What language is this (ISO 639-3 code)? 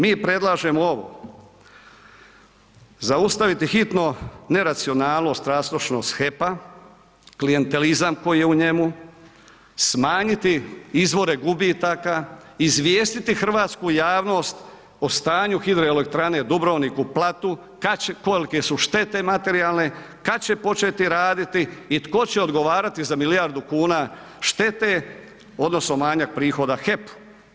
hrv